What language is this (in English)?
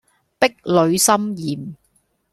Cantonese